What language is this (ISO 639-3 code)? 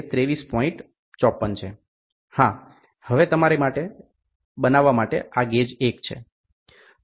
guj